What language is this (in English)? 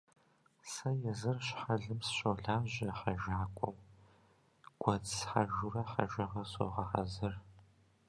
Kabardian